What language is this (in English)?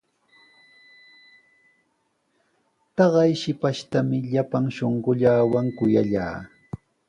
Sihuas Ancash Quechua